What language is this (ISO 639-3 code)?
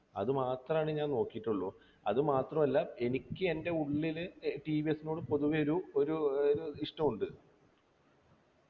mal